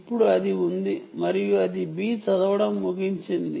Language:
Telugu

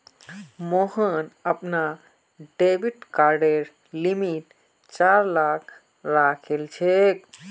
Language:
Magahi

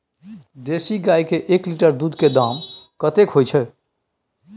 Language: Maithili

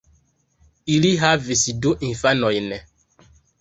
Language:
Esperanto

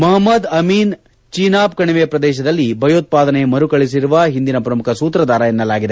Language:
Kannada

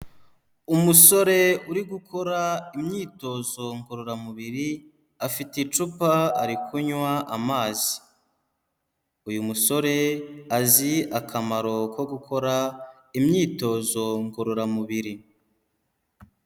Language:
Kinyarwanda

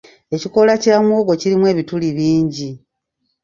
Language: Ganda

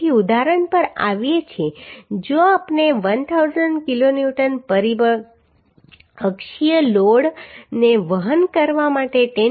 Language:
Gujarati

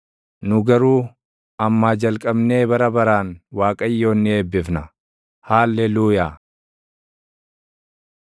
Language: Oromo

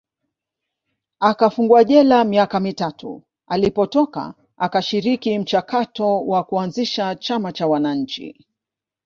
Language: Swahili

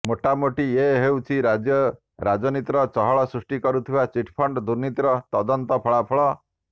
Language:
Odia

